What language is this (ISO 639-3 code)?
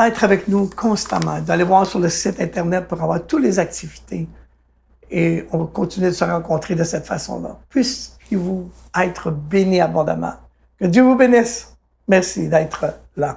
fra